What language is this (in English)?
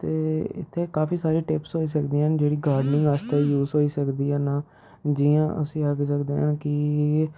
Dogri